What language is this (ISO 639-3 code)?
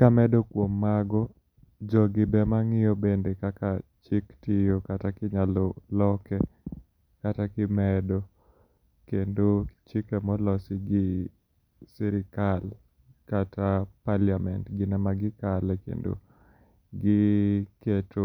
luo